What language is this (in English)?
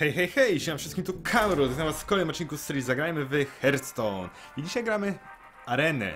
Polish